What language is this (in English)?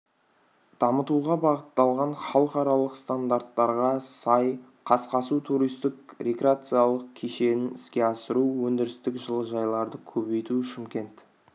Kazakh